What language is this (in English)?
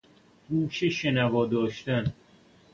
Persian